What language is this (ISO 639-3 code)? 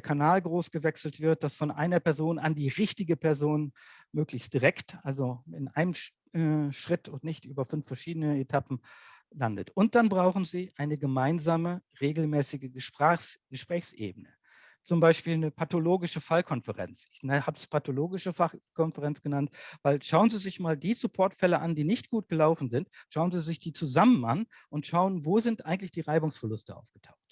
deu